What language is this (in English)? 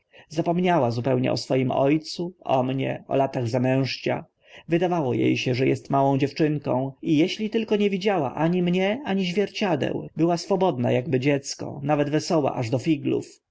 Polish